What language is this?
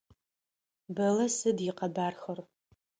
Adyghe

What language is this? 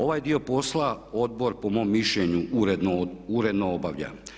Croatian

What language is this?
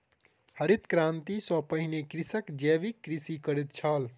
Maithili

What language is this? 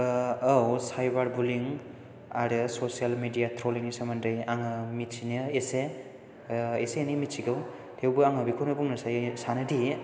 Bodo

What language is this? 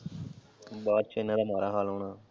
Punjabi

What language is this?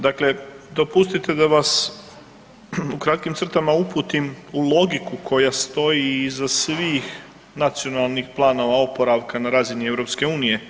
Croatian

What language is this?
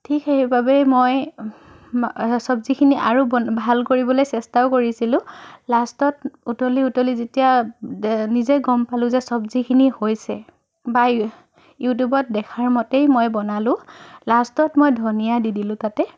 Assamese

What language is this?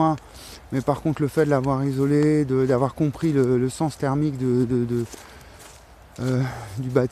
French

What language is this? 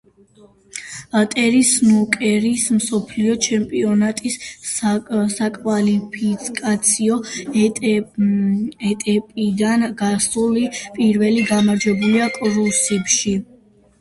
Georgian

